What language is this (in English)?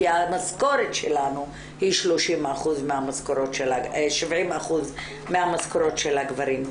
Hebrew